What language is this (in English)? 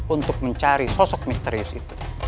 Indonesian